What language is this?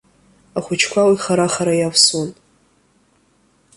Abkhazian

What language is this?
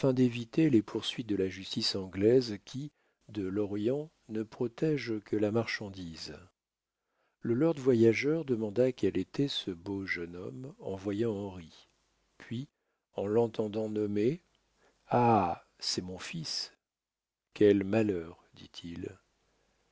French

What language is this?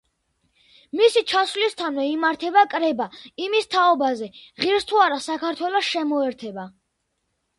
Georgian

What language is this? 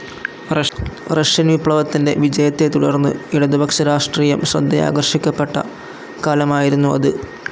Malayalam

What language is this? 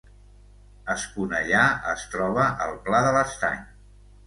Catalan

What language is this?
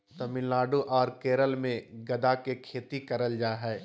Magahi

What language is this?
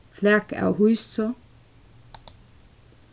Faroese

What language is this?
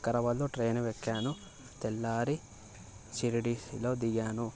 Telugu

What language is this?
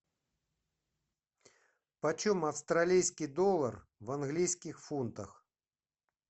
Russian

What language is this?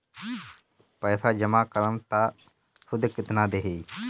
Bhojpuri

